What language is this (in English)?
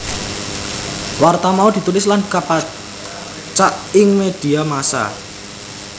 Javanese